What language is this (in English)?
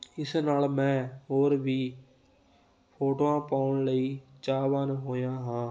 Punjabi